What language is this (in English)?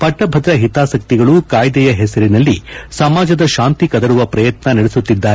Kannada